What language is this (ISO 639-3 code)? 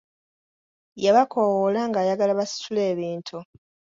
lug